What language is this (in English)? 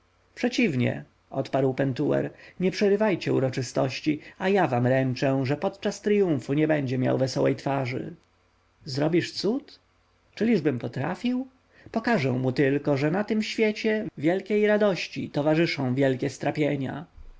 Polish